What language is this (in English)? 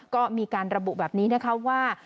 Thai